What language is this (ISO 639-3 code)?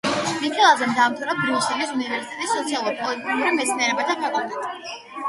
kat